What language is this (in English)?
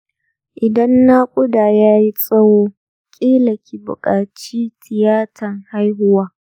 Hausa